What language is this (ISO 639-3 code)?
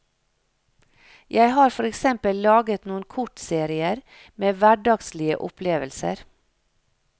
nor